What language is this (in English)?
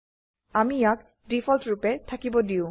Assamese